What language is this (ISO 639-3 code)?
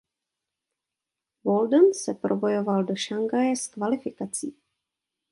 ces